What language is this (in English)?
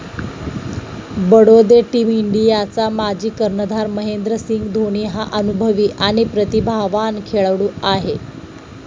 Marathi